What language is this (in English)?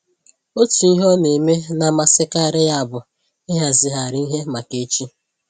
Igbo